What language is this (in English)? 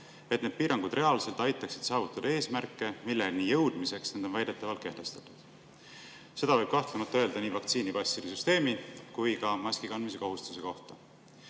Estonian